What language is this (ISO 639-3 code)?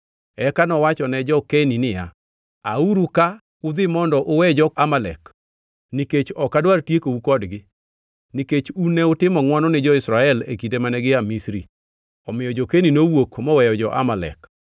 luo